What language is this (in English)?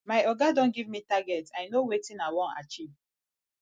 Nigerian Pidgin